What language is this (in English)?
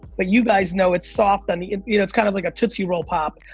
English